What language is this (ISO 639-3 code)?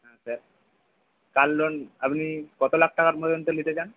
ben